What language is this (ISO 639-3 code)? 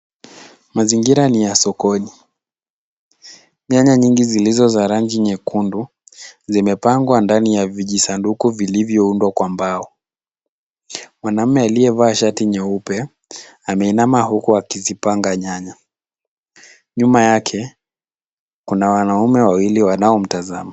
swa